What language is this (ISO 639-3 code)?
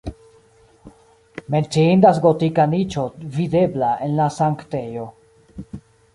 epo